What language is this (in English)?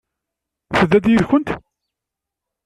Kabyle